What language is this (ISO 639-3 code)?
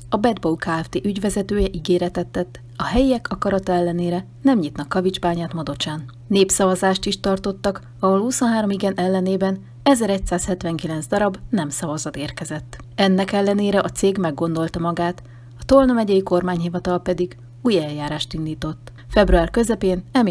hun